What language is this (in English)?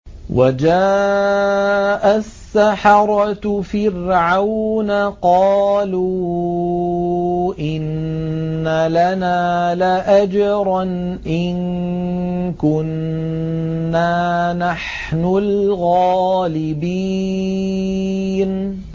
Arabic